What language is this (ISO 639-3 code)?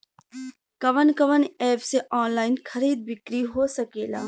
bho